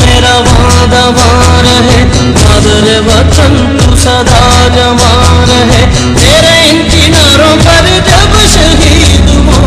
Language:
Hindi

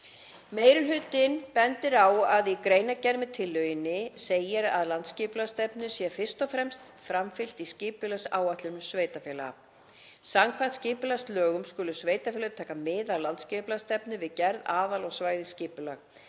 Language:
Icelandic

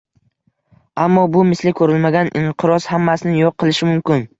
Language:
Uzbek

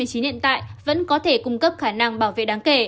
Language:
Vietnamese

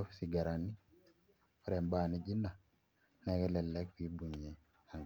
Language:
Masai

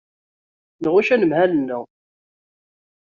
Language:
Kabyle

